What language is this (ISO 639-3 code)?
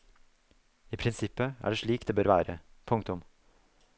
nor